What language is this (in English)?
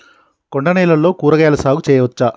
Telugu